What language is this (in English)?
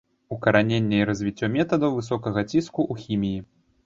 Belarusian